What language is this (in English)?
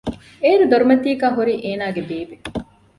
Divehi